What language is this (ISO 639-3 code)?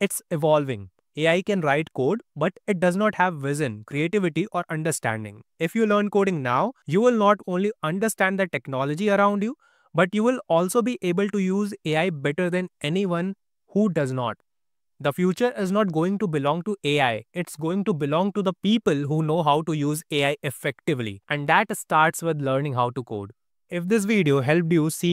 eng